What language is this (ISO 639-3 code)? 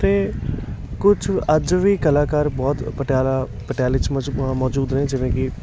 pan